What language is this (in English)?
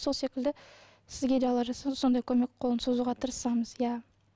Kazakh